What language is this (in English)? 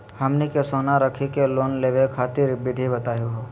Magahi